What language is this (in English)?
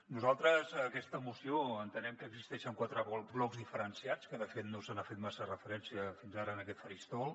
Catalan